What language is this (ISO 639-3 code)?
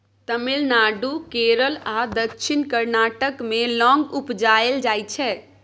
mai